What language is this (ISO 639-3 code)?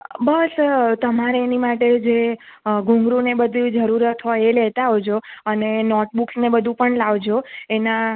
guj